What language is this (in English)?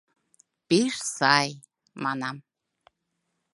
Mari